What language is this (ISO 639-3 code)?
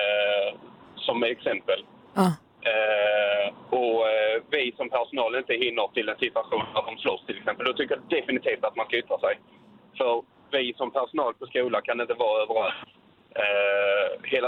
swe